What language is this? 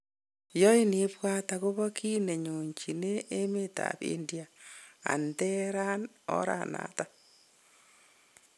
Kalenjin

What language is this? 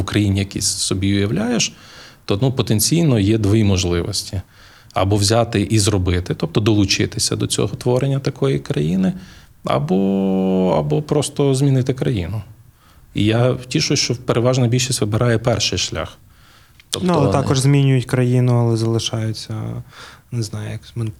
Ukrainian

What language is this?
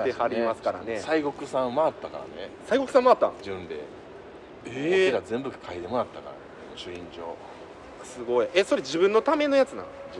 Japanese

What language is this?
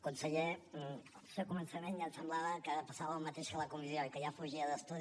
Catalan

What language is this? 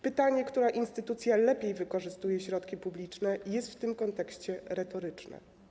Polish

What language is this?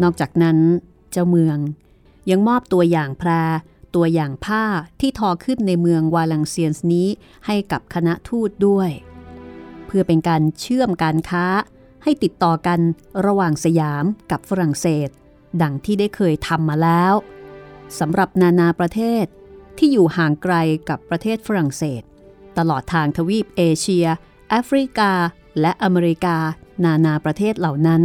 Thai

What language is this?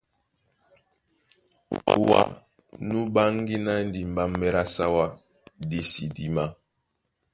Duala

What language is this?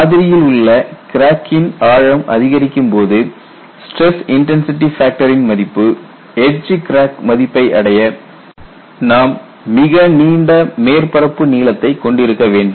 Tamil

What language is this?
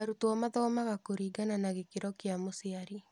Kikuyu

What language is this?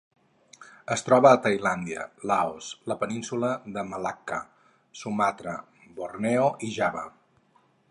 Catalan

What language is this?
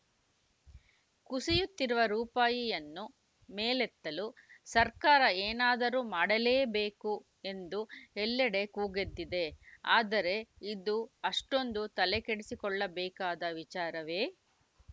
Kannada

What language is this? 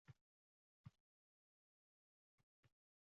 Uzbek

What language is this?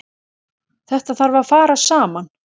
Icelandic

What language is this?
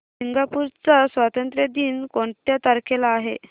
Marathi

